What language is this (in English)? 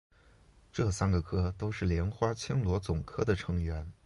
Chinese